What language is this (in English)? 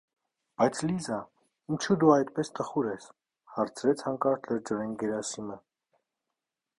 Armenian